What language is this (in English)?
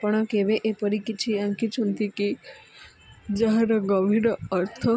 Odia